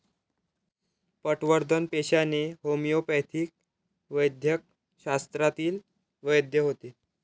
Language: Marathi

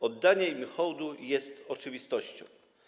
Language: Polish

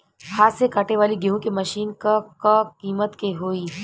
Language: Bhojpuri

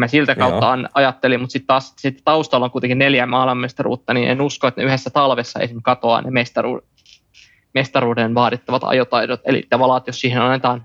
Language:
Finnish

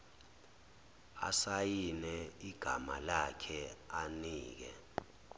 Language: Zulu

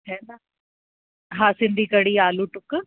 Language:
Sindhi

